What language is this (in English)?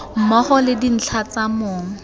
Tswana